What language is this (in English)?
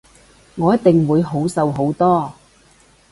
Cantonese